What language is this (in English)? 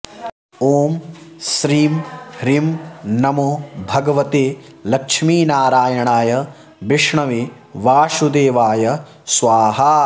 Sanskrit